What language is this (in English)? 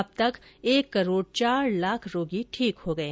Hindi